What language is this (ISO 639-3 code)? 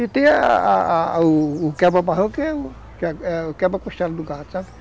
por